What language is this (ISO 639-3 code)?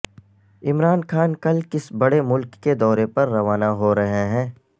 urd